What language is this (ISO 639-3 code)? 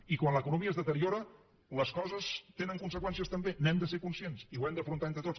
cat